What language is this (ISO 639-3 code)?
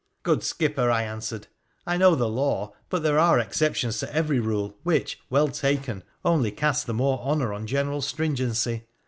eng